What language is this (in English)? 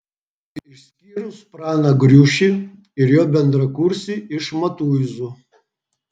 Lithuanian